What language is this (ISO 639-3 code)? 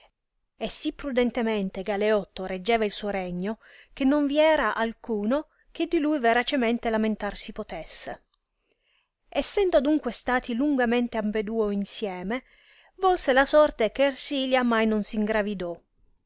ita